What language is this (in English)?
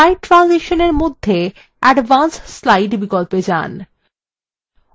Bangla